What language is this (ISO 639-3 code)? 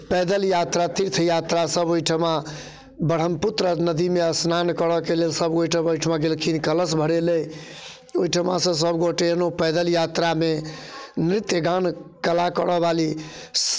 mai